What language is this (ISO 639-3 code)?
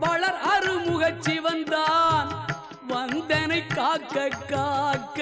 tam